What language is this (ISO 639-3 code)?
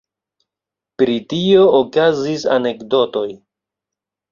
epo